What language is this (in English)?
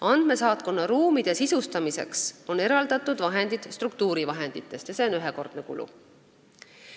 Estonian